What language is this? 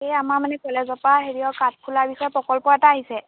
Assamese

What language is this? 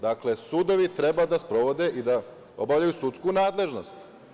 Serbian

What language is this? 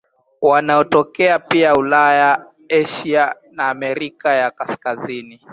Swahili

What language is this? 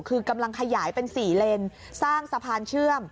Thai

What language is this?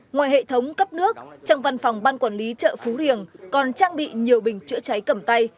Vietnamese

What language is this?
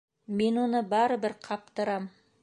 Bashkir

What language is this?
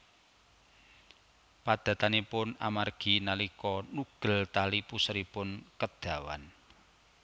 Javanese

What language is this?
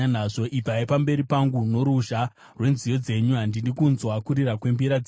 Shona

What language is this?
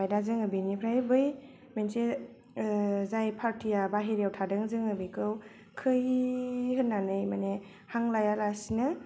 Bodo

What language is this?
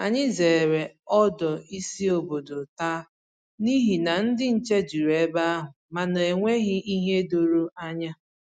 Igbo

